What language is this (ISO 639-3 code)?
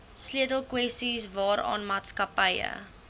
afr